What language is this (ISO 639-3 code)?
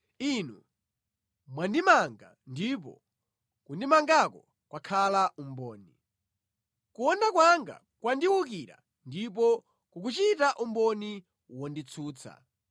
nya